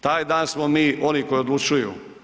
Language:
Croatian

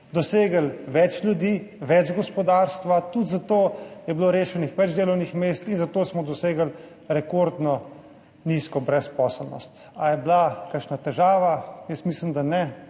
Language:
Slovenian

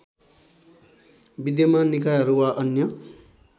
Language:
Nepali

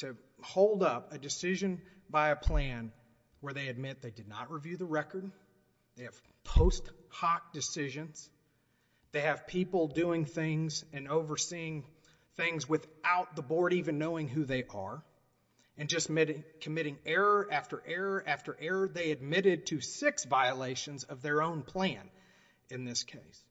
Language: English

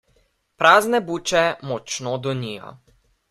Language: Slovenian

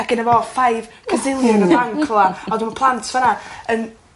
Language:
Welsh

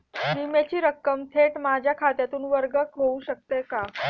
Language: Marathi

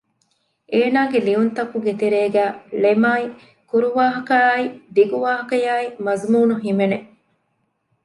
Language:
Divehi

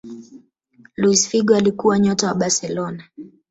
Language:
Swahili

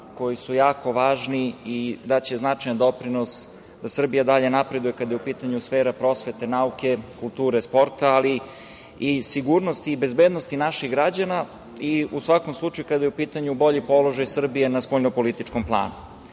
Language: Serbian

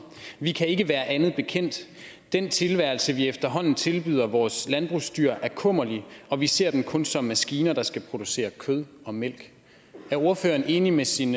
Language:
Danish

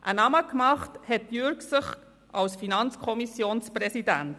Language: Swiss German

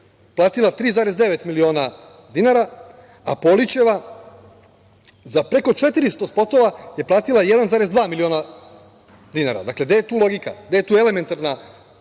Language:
Serbian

